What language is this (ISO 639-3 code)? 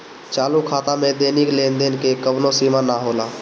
bho